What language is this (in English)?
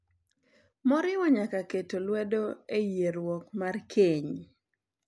Luo (Kenya and Tanzania)